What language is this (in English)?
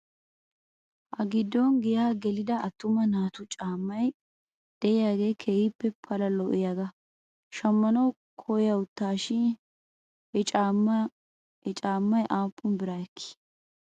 Wolaytta